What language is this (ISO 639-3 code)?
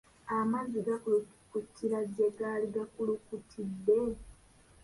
lug